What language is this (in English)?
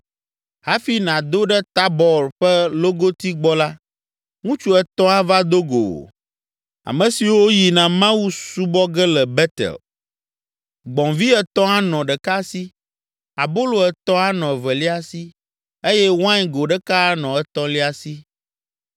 Ewe